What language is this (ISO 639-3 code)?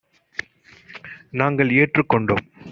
tam